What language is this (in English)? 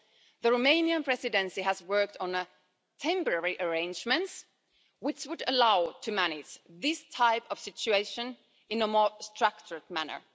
English